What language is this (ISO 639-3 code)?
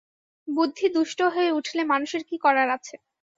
ben